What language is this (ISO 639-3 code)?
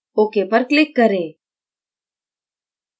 hin